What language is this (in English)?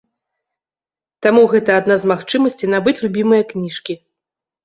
Belarusian